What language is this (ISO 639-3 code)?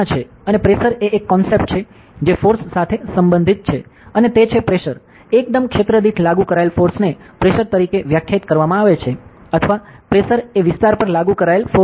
guj